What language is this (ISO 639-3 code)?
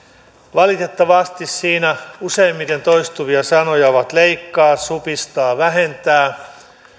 fin